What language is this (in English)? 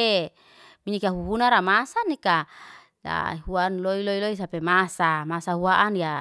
Liana-Seti